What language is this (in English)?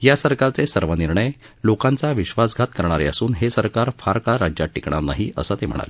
Marathi